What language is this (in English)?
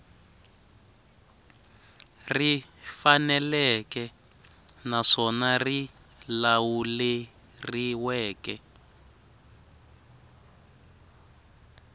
Tsonga